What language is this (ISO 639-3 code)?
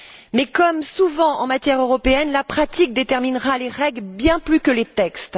fra